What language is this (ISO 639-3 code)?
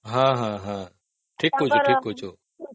ori